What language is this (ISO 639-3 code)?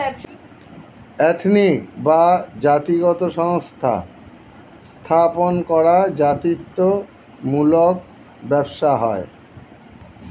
ben